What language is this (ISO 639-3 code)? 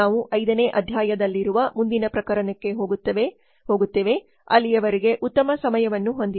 kan